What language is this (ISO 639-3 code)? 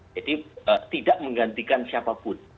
ind